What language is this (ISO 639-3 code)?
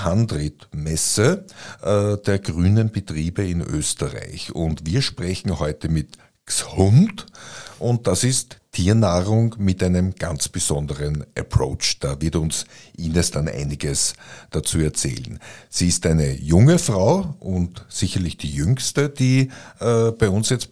deu